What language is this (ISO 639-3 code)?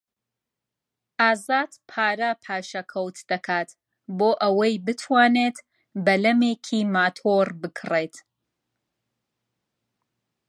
ckb